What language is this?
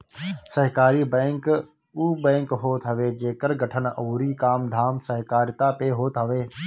Bhojpuri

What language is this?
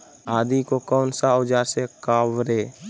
Magahi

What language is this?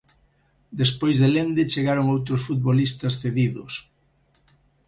Galician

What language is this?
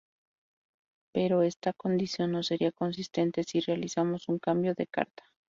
Spanish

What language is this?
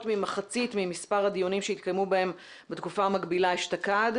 Hebrew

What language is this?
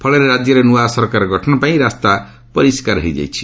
Odia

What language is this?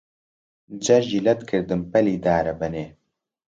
Central Kurdish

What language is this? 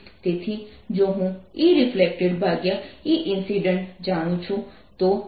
Gujarati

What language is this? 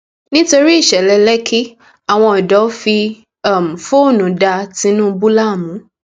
Yoruba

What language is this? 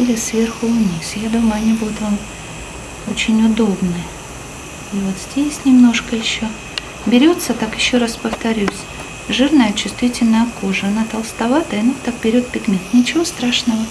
Russian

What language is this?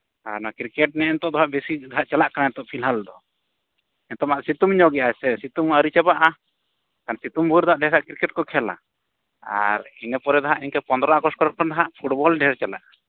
Santali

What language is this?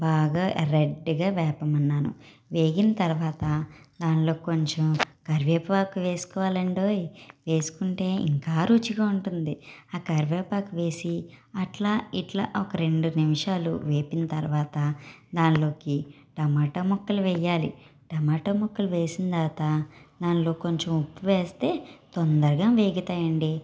Telugu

